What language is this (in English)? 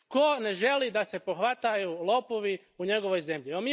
Croatian